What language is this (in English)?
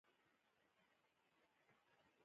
Pashto